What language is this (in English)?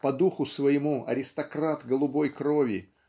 Russian